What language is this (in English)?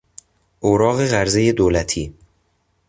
Persian